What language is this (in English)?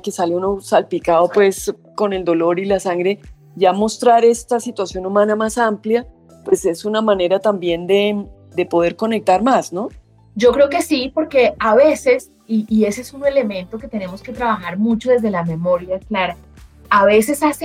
Spanish